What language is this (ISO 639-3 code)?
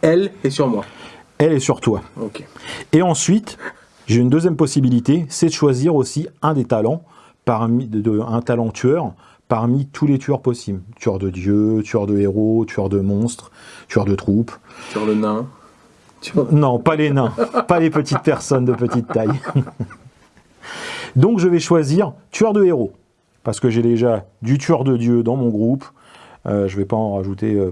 fra